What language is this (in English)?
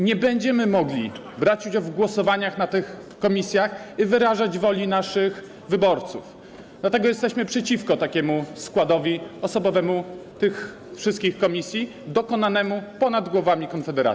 Polish